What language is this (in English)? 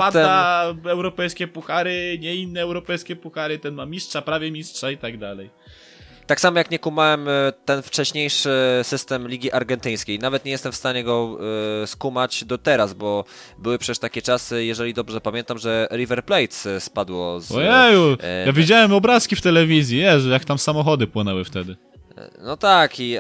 Polish